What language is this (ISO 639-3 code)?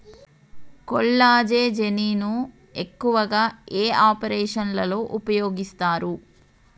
tel